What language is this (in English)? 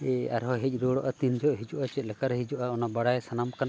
Santali